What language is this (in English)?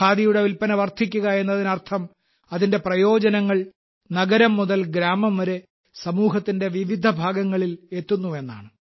Malayalam